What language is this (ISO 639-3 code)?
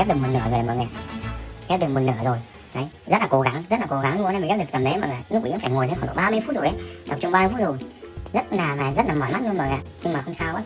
vie